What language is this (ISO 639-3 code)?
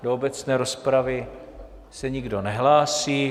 ces